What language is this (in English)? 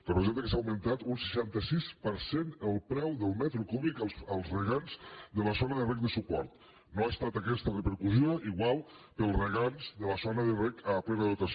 Catalan